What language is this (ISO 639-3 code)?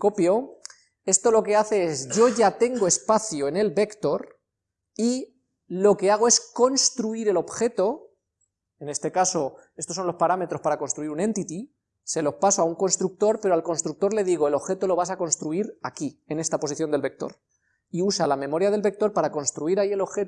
spa